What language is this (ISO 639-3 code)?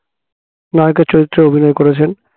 ben